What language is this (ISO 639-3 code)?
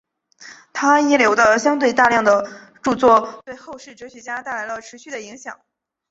zho